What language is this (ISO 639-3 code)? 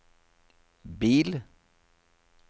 nor